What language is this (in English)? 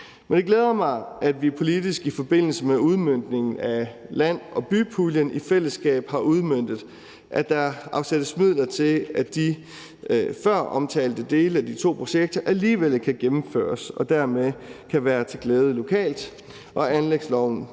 Danish